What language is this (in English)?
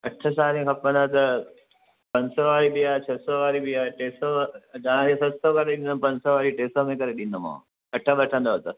Sindhi